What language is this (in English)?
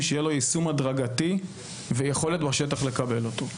Hebrew